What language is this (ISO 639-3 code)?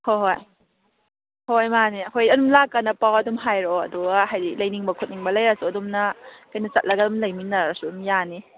mni